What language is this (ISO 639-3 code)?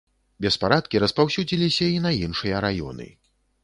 bel